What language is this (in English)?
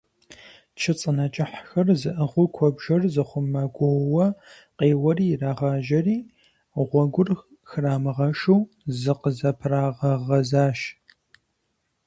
Kabardian